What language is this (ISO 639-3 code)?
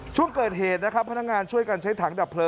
tha